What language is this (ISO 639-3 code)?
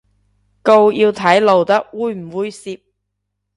yue